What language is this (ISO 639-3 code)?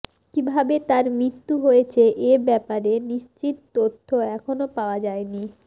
ben